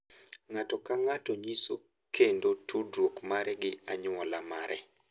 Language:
Luo (Kenya and Tanzania)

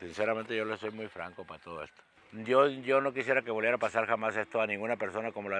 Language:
Spanish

